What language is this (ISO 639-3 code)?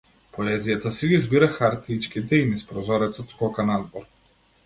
mkd